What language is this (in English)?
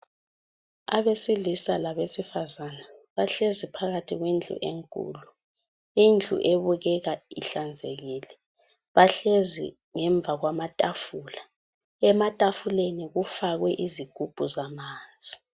North Ndebele